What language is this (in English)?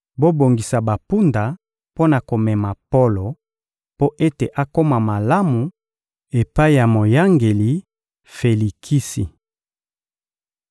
Lingala